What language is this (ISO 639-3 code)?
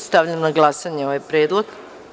srp